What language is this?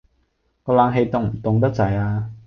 Cantonese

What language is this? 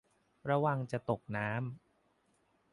Thai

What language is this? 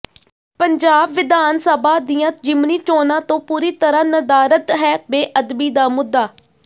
Punjabi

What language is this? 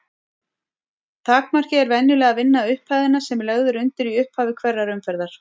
Icelandic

